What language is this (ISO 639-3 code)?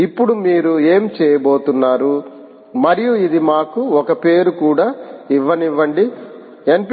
tel